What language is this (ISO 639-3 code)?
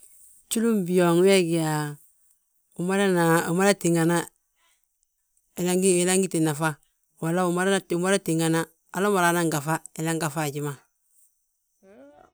bjt